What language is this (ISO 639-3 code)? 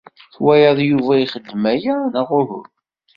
kab